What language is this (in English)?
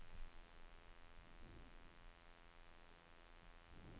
Swedish